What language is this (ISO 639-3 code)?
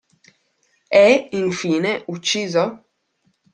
ita